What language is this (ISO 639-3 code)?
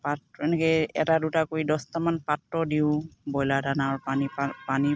asm